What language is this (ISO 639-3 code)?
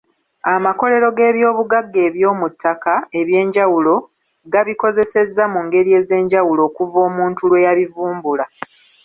lug